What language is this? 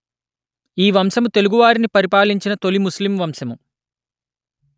Telugu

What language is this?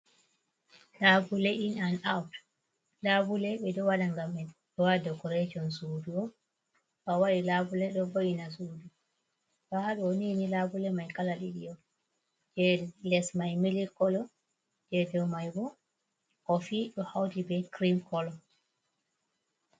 Fula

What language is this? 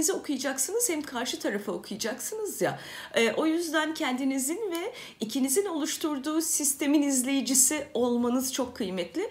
Turkish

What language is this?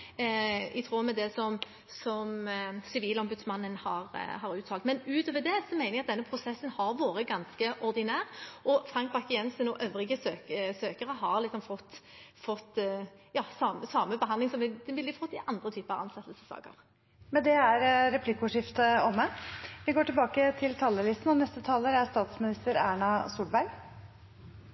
Norwegian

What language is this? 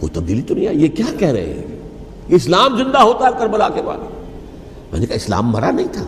Urdu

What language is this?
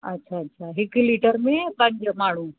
Sindhi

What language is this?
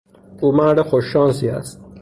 Persian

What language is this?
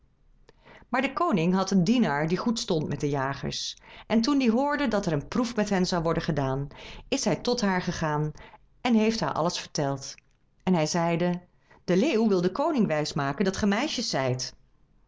Dutch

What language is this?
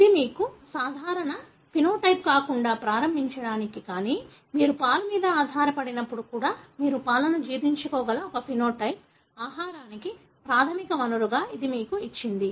Telugu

